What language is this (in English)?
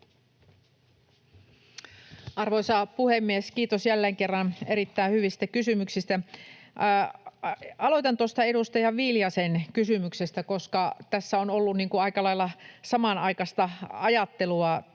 Finnish